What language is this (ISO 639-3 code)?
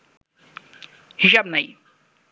ben